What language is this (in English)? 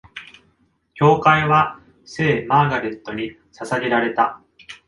Japanese